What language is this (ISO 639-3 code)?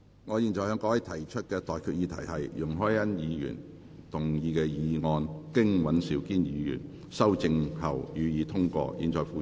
yue